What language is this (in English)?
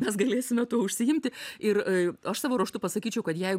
Lithuanian